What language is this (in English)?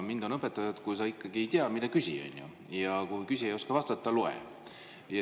Estonian